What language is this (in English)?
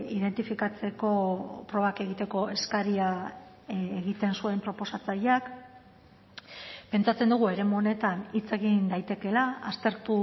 Basque